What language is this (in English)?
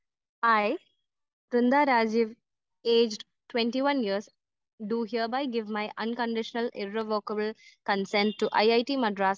Malayalam